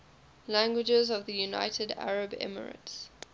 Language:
English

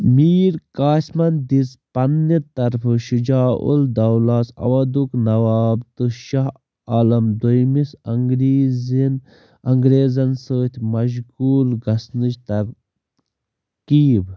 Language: Kashmiri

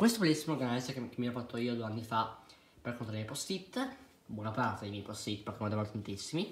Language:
Italian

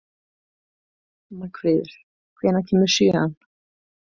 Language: Icelandic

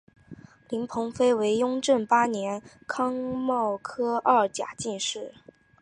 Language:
Chinese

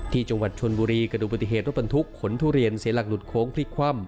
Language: Thai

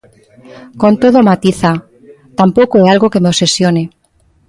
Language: Galician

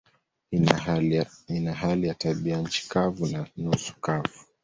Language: Swahili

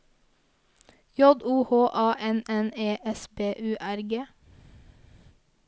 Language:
Norwegian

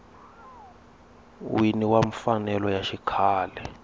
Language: Tsonga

